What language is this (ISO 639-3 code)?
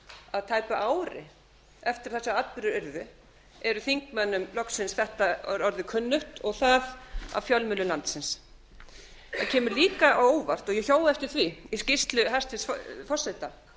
isl